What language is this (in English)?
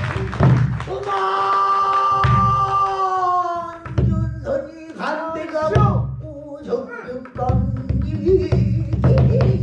Korean